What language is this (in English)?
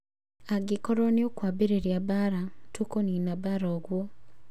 Kikuyu